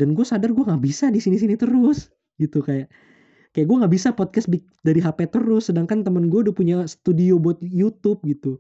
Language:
Indonesian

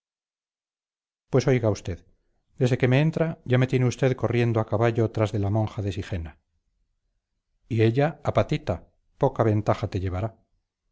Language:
Spanish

